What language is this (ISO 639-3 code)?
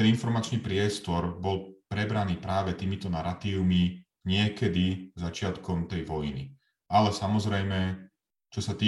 slk